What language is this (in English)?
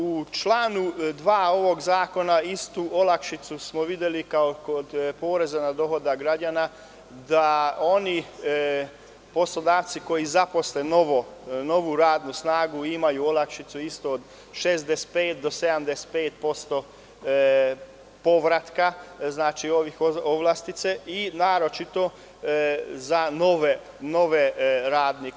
Serbian